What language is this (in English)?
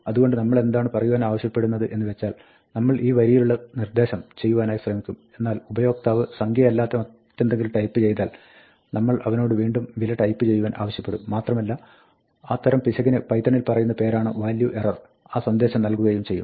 Malayalam